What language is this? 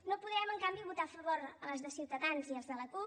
Catalan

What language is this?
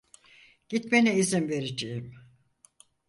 Turkish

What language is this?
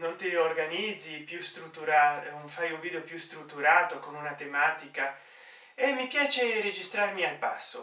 Italian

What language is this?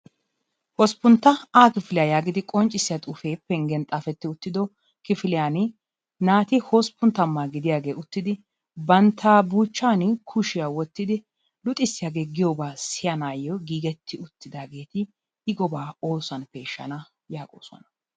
Wolaytta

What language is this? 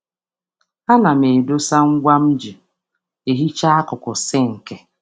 Igbo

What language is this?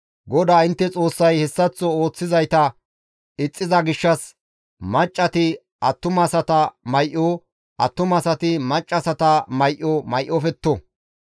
Gamo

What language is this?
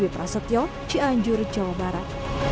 Indonesian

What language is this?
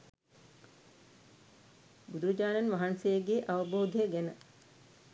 Sinhala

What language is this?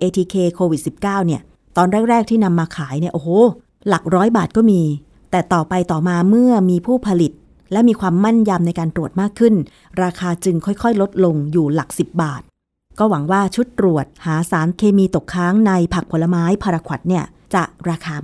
Thai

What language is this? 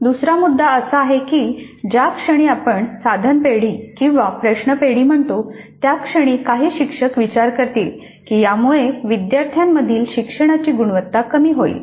Marathi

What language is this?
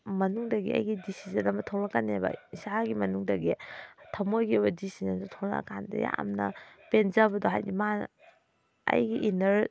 Manipuri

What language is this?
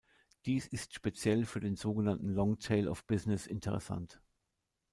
German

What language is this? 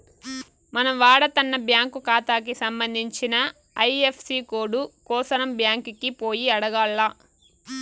Telugu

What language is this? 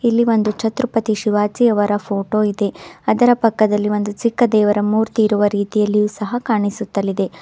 Kannada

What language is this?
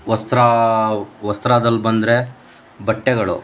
Kannada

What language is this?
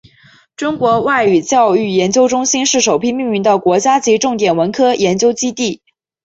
Chinese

